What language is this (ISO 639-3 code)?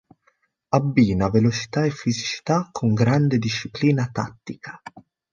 ita